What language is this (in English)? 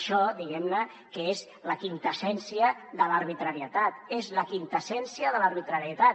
Catalan